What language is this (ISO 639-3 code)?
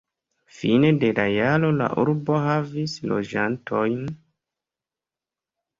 epo